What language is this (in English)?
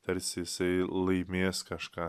Lithuanian